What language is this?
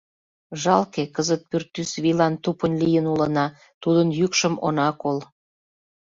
Mari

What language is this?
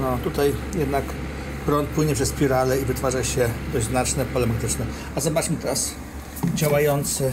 Polish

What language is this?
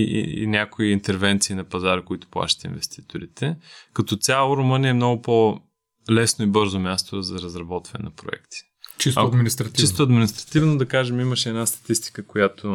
Bulgarian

